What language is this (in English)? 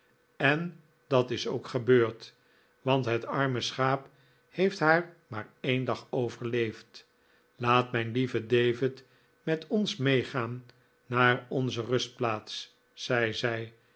Dutch